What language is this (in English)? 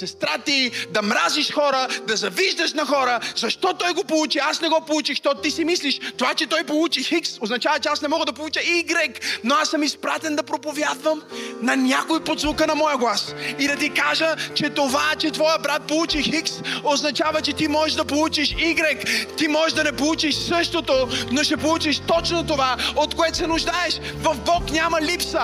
Bulgarian